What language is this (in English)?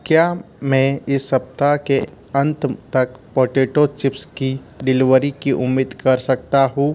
Hindi